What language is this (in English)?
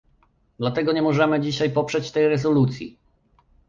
Polish